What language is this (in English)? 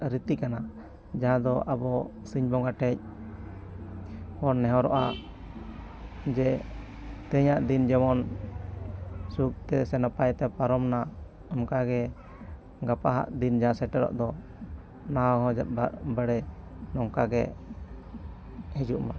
Santali